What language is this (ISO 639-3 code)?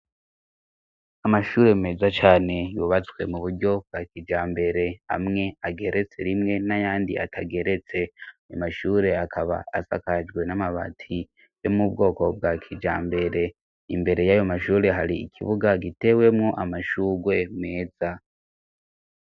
run